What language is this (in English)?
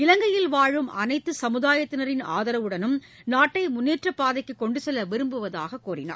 Tamil